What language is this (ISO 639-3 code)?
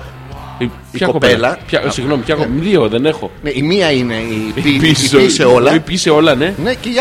ell